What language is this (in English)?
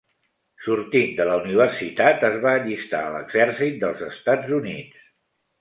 Catalan